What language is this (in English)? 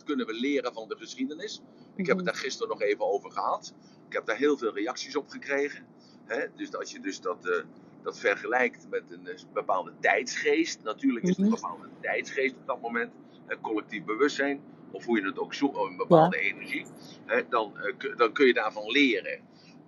Dutch